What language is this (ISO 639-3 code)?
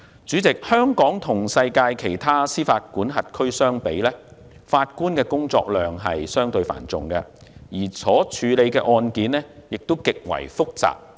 yue